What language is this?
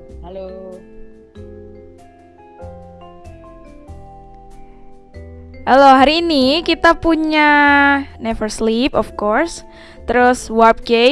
Indonesian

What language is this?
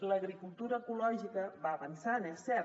Catalan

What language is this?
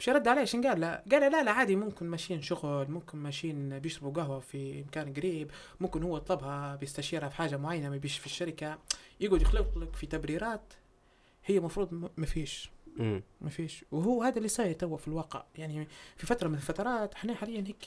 Arabic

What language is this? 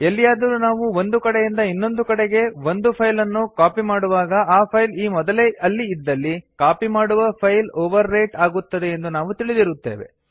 Kannada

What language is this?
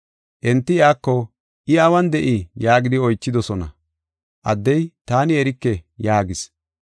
Gofa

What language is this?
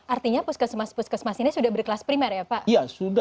Indonesian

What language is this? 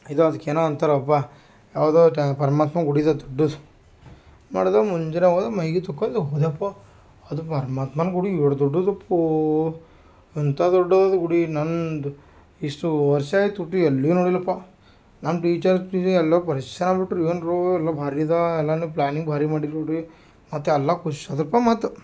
Kannada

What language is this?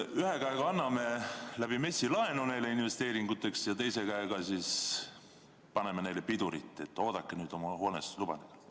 Estonian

